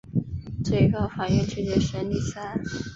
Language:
Chinese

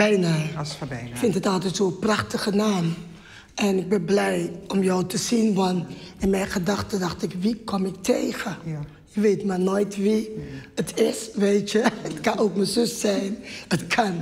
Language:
Dutch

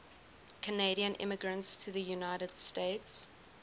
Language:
English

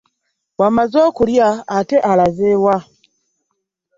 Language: Ganda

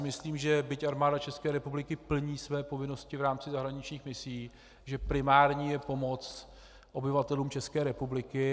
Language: Czech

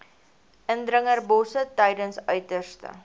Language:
Afrikaans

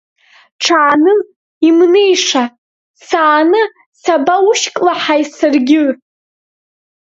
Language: Abkhazian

